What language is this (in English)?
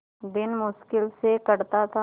Hindi